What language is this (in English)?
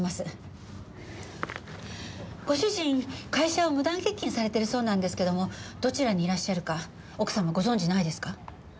Japanese